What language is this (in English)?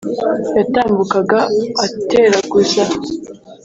Kinyarwanda